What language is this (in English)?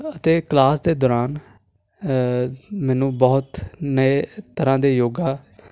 Punjabi